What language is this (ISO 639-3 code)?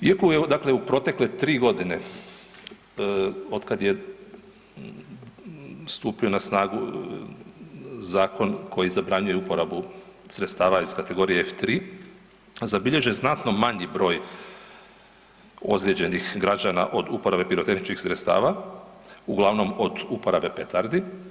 hrv